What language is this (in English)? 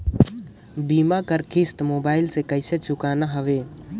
Chhattisgarhi